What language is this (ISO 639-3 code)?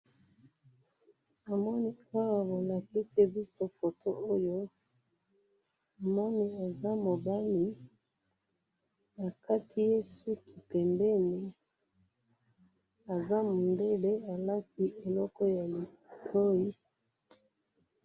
lin